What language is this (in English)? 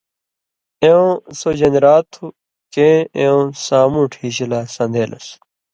Indus Kohistani